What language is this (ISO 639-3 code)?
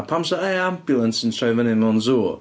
cym